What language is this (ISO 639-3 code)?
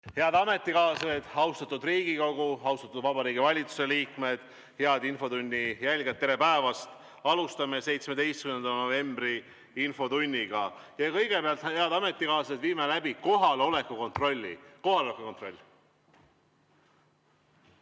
est